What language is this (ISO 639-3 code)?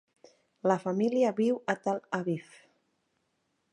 cat